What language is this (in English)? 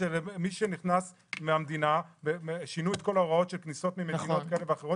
Hebrew